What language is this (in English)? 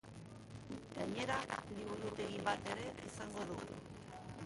Basque